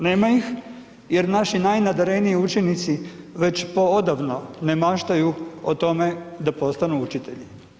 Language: Croatian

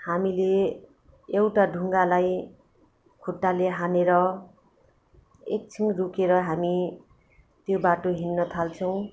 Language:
Nepali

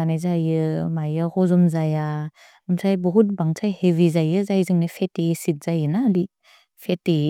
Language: Bodo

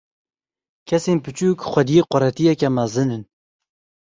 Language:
Kurdish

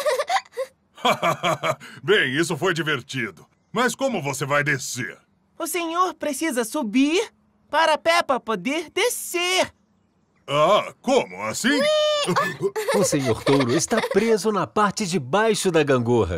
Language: Portuguese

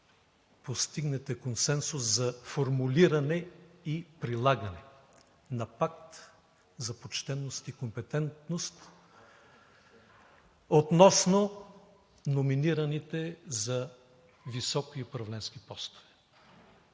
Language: Bulgarian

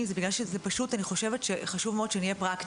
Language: Hebrew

